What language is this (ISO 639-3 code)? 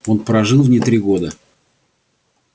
rus